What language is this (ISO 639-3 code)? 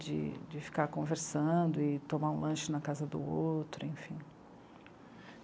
por